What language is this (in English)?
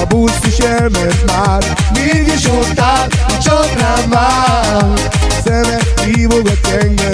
Hungarian